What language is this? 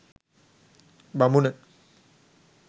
Sinhala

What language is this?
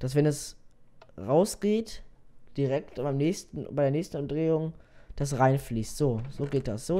German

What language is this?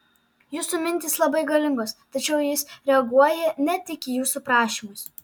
Lithuanian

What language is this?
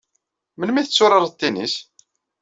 Kabyle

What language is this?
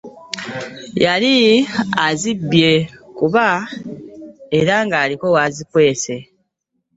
Ganda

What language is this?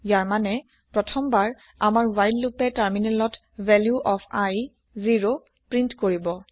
Assamese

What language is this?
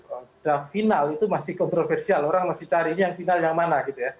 Indonesian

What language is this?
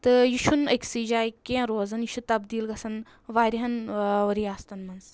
Kashmiri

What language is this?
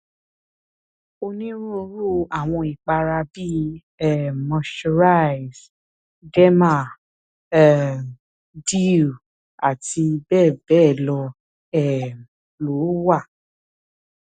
Yoruba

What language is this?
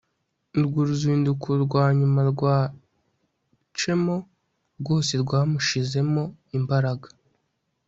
Kinyarwanda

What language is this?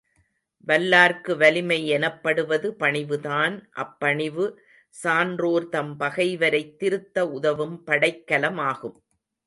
Tamil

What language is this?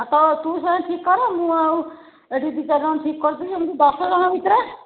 Odia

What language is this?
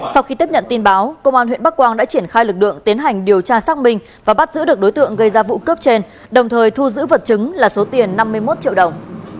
Vietnamese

